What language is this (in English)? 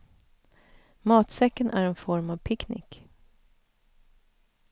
Swedish